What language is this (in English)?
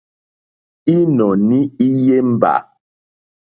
Mokpwe